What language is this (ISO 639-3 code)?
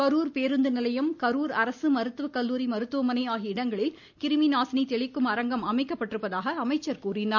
tam